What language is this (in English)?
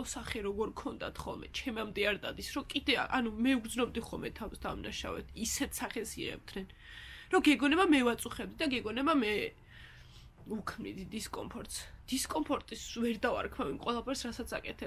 Romanian